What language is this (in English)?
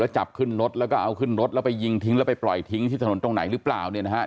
Thai